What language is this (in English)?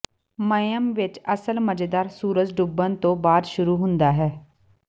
Punjabi